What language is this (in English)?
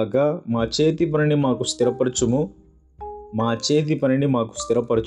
Telugu